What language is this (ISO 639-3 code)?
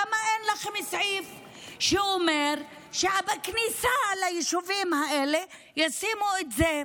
heb